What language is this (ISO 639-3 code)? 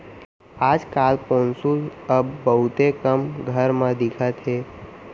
hne